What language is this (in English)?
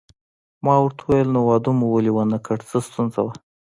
Pashto